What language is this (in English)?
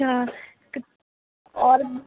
Hindi